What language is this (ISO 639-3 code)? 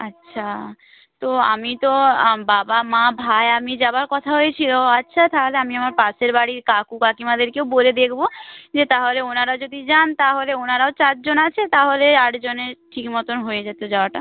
ben